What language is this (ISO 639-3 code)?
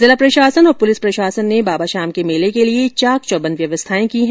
hin